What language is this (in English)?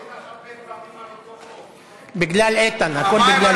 Hebrew